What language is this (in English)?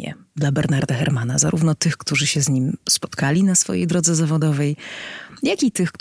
Polish